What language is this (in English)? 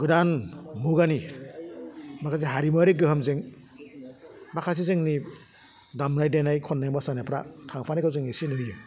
Bodo